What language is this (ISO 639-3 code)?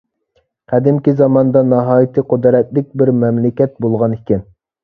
uig